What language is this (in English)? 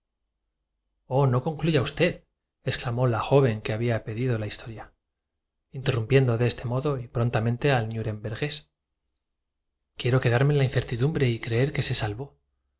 Spanish